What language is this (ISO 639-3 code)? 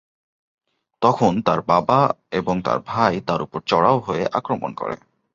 ben